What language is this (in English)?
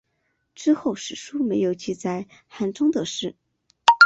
Chinese